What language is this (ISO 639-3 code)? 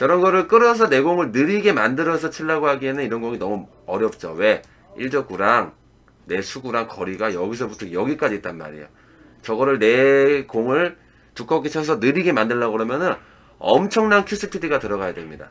kor